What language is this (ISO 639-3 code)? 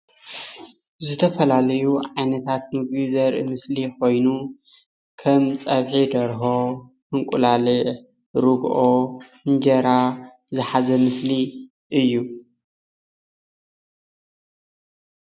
tir